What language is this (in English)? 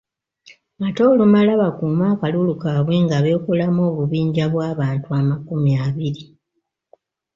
Ganda